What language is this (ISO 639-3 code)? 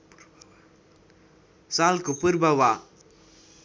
nep